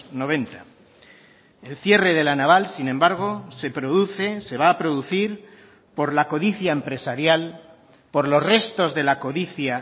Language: Spanish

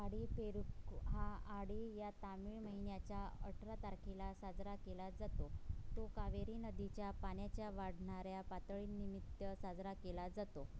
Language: Marathi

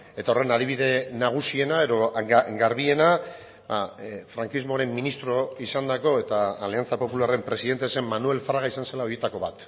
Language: Basque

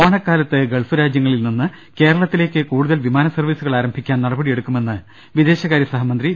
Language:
Malayalam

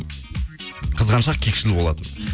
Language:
Kazakh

